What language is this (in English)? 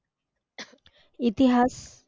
Marathi